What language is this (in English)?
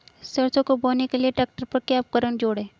Hindi